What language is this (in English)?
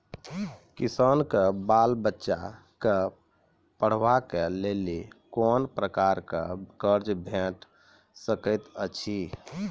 Maithili